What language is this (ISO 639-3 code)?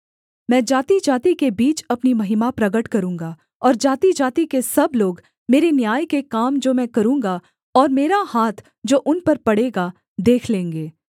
hin